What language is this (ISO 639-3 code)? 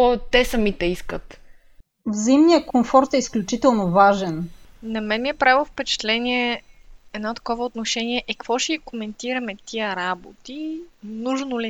bul